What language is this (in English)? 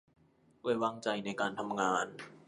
Thai